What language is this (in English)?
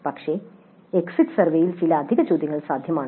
Malayalam